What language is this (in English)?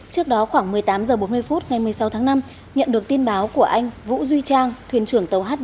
Vietnamese